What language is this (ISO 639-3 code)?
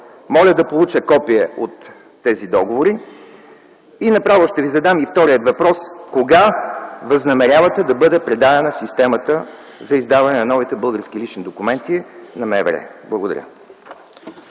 bul